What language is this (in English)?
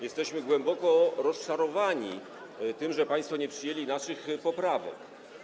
Polish